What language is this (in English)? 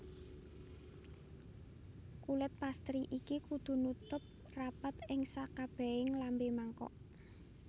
Javanese